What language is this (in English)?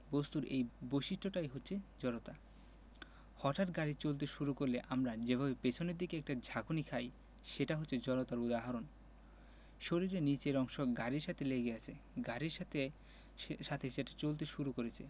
Bangla